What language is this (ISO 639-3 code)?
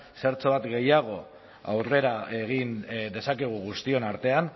eus